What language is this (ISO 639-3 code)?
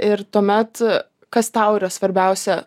lit